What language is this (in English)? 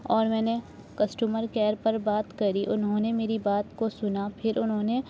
Urdu